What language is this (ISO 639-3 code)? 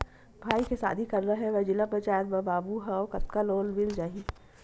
hne